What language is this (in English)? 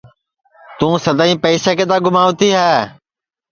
Sansi